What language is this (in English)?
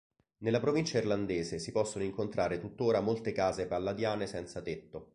Italian